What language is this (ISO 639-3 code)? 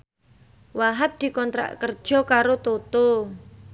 jav